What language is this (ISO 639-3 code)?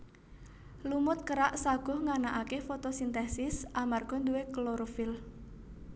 jav